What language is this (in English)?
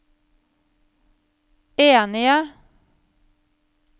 Norwegian